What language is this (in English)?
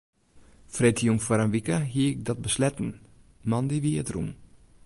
Western Frisian